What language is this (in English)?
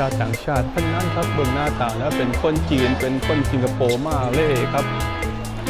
Thai